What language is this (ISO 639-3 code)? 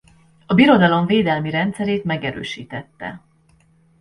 hun